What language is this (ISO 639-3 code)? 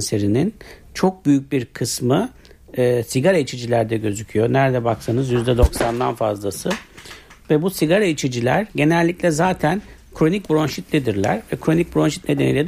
tur